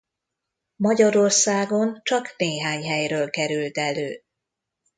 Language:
Hungarian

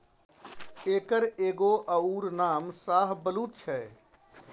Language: Maithili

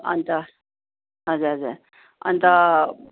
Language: Nepali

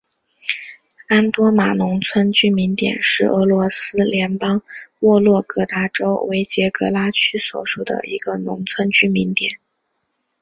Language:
Chinese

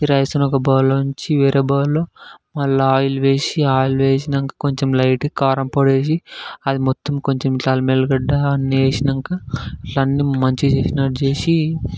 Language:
Telugu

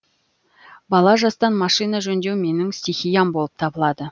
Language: Kazakh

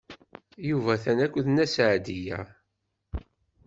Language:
Kabyle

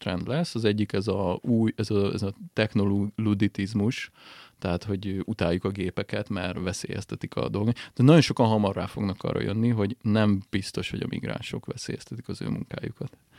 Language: Hungarian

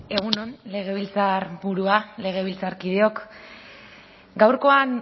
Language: Basque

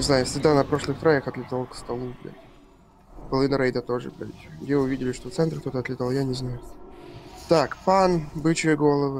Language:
Russian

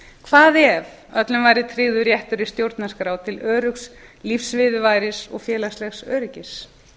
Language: Icelandic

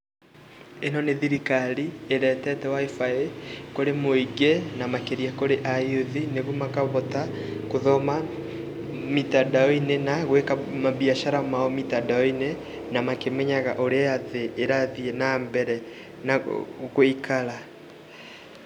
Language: Kikuyu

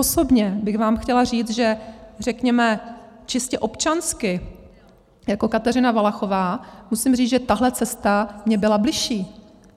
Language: Czech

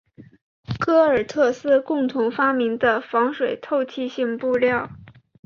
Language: Chinese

